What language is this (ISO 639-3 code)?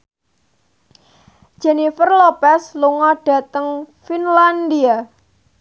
jav